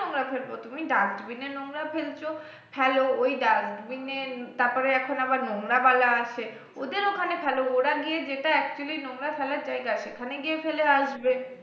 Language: Bangla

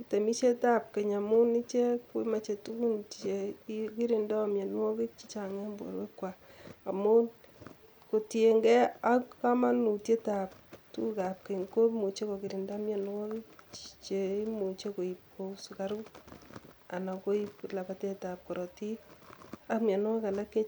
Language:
Kalenjin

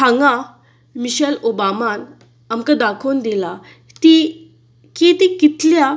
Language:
Konkani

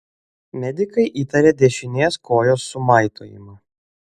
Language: Lithuanian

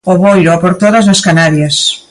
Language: Galician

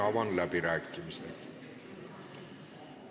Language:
Estonian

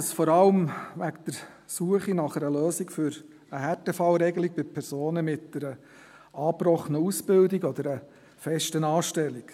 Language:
Swiss German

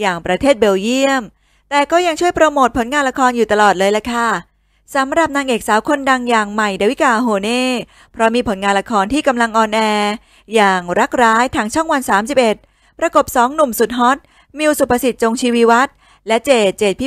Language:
Thai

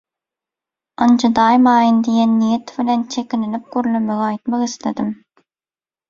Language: Turkmen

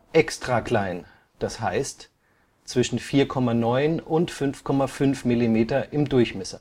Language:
German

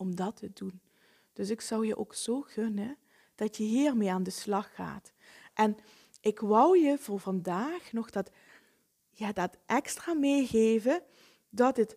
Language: Dutch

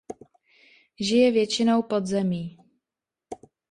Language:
Czech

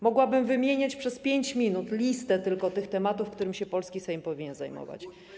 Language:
Polish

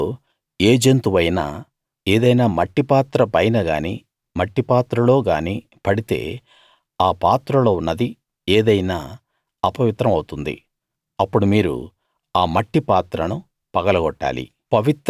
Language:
Telugu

